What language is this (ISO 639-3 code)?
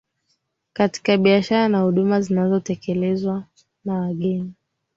swa